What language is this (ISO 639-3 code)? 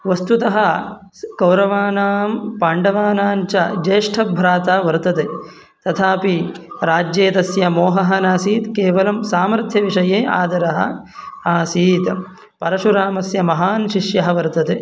san